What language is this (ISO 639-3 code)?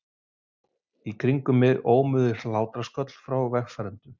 isl